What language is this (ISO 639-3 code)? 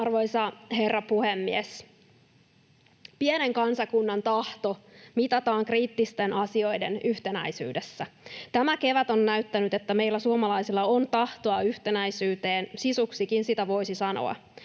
fin